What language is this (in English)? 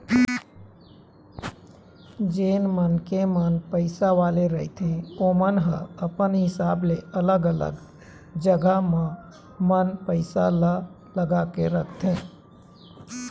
Chhattisgarhi